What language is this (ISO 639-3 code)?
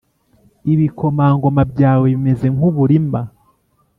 kin